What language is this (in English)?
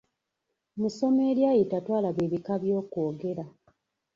Ganda